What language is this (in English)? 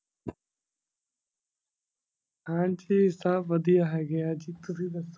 Punjabi